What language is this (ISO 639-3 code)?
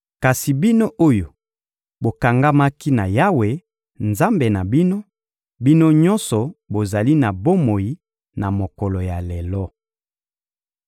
lin